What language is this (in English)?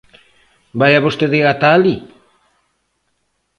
Galician